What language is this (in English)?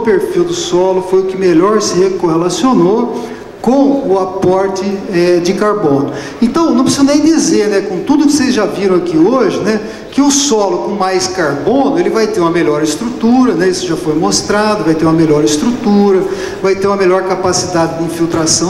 Portuguese